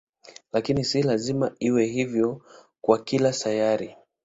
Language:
Swahili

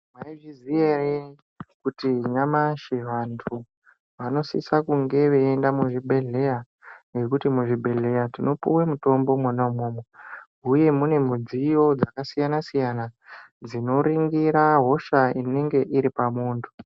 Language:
Ndau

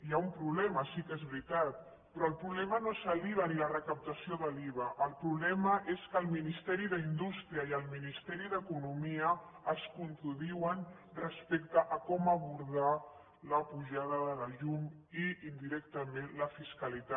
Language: Catalan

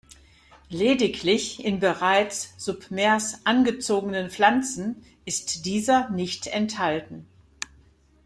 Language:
German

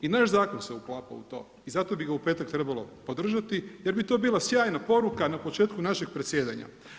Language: Croatian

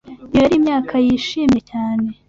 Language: Kinyarwanda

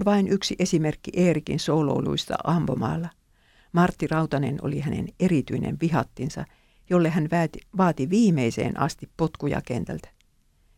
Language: Finnish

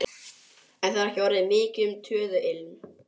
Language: Icelandic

